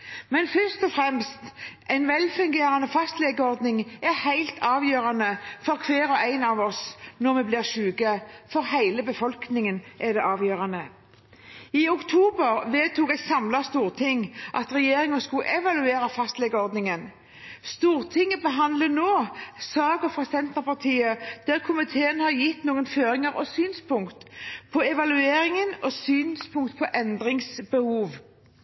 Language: Norwegian Bokmål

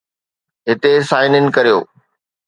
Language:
Sindhi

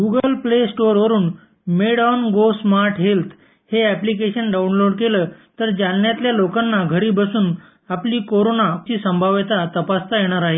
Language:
Marathi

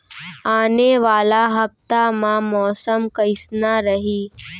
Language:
Chhattisgarhi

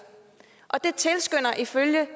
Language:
Danish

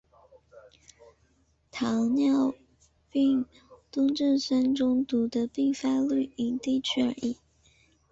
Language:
Chinese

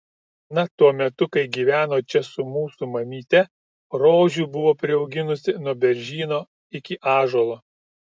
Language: Lithuanian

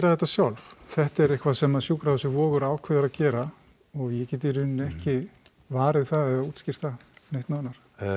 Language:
Icelandic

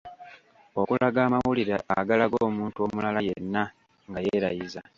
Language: Ganda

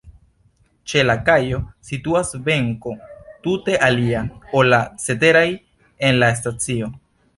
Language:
Esperanto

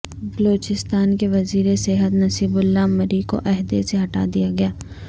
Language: Urdu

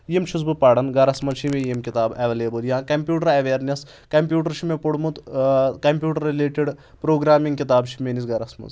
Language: Kashmiri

